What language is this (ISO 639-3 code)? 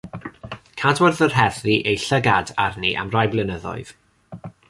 cym